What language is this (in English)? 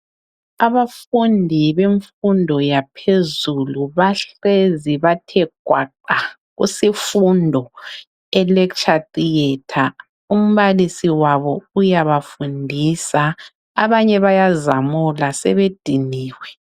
North Ndebele